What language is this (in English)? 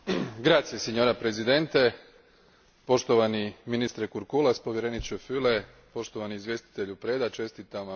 Croatian